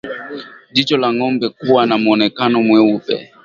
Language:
Swahili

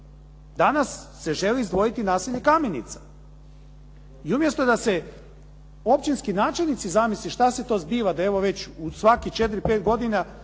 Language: Croatian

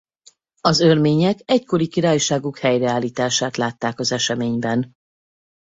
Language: Hungarian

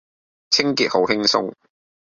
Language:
Cantonese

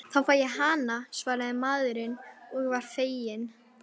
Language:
Icelandic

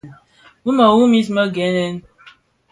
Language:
Bafia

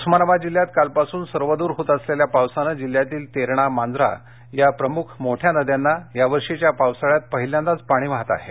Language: Marathi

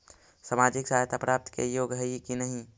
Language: Magahi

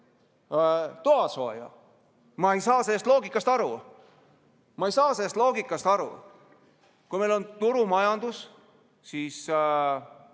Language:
Estonian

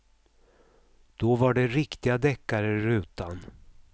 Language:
Swedish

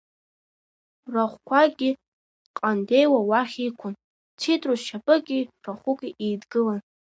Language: Abkhazian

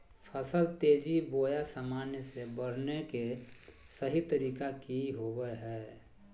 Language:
Magahi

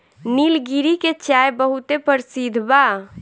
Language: Bhojpuri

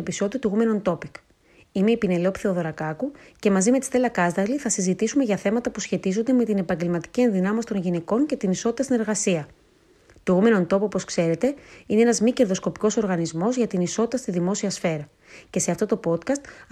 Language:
Greek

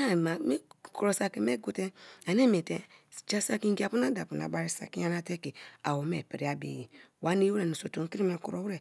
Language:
Kalabari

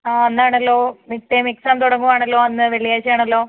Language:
Malayalam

